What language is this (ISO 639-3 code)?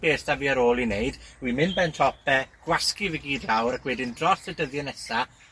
cym